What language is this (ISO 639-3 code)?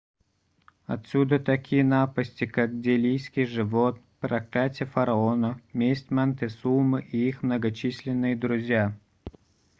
rus